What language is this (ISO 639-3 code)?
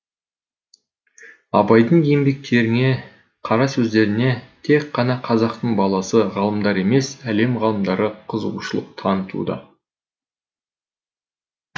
kaz